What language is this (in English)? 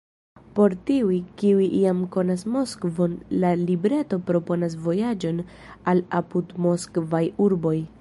Esperanto